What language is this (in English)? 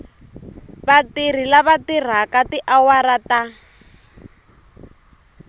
Tsonga